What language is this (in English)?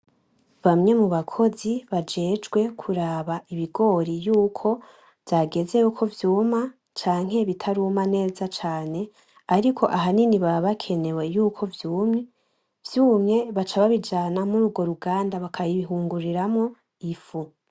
Rundi